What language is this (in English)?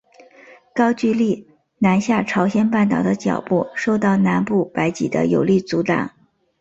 Chinese